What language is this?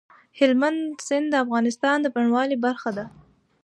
Pashto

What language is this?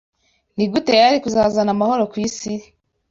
Kinyarwanda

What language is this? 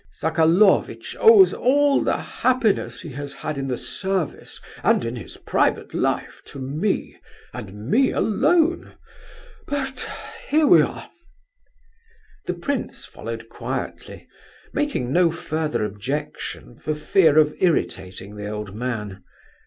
English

